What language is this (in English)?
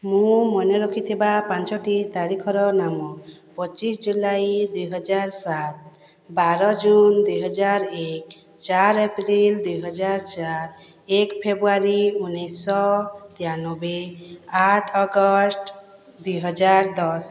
Odia